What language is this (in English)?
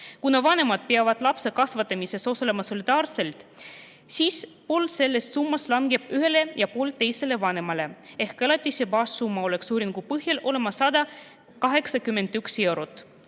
Estonian